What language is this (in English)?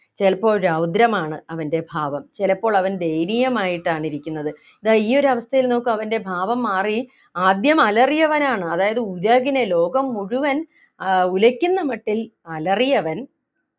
Malayalam